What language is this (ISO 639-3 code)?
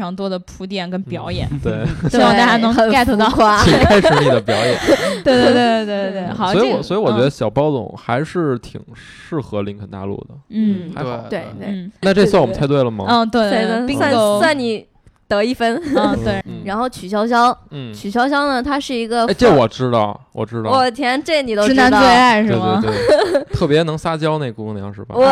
zho